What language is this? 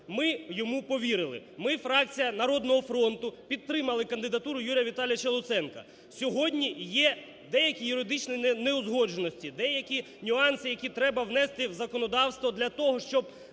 Ukrainian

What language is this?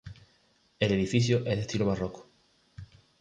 Spanish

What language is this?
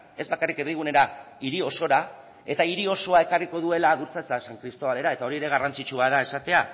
Basque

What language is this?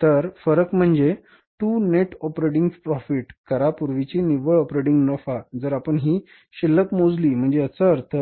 Marathi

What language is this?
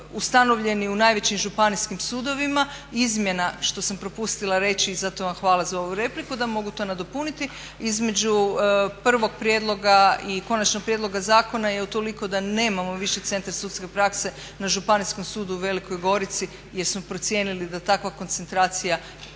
Croatian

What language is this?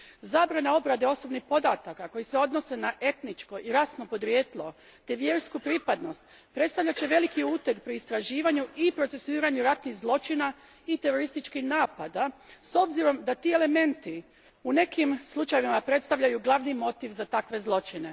Croatian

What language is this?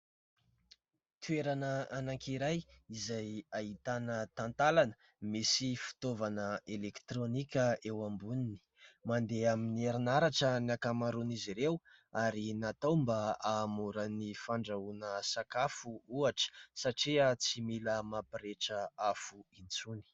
Malagasy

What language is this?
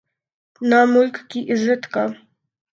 Urdu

